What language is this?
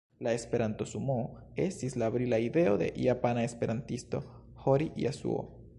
Esperanto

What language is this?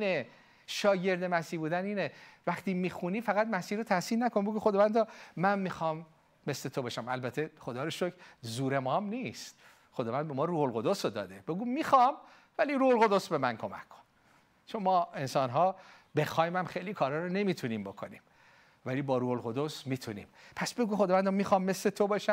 Persian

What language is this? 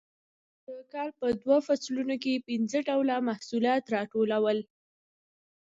Pashto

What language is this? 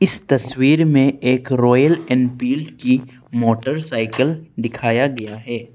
Hindi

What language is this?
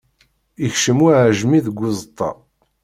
Kabyle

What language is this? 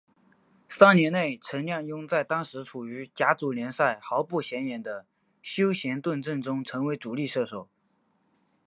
Chinese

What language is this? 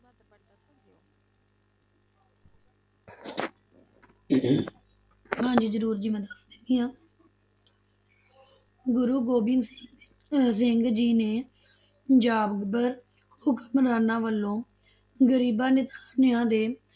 Punjabi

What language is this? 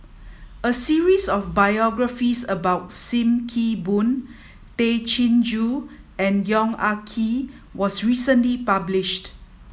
English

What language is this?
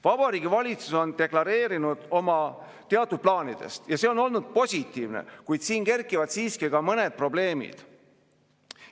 Estonian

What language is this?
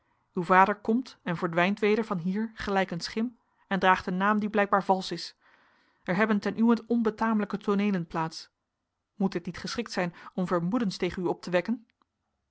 Dutch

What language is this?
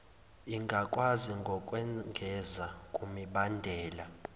Zulu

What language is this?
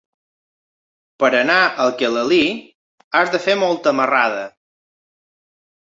Catalan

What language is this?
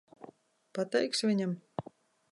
Latvian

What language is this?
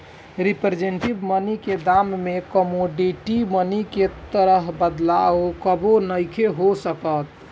Bhojpuri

